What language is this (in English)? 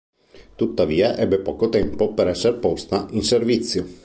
Italian